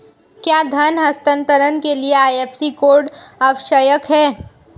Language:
Hindi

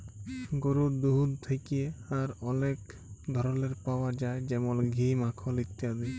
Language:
Bangla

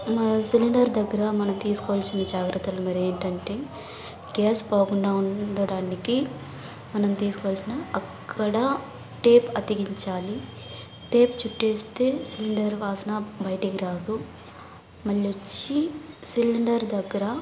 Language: Telugu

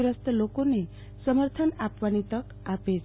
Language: Gujarati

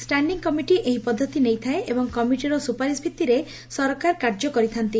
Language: Odia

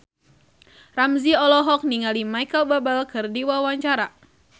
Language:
Sundanese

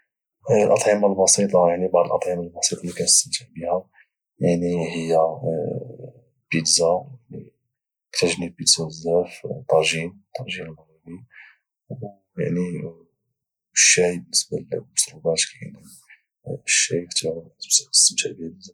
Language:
Moroccan Arabic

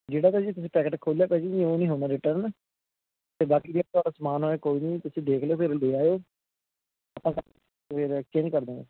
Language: Punjabi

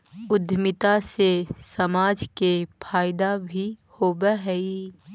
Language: Magahi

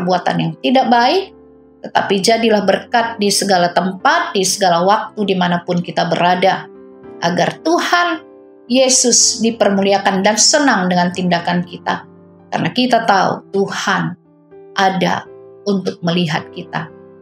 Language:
Indonesian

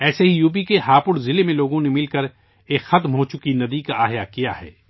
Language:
Urdu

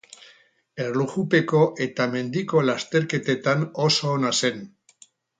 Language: Basque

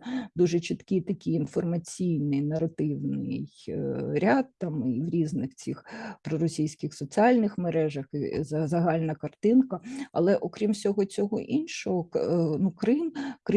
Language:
Ukrainian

